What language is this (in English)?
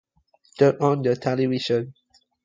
English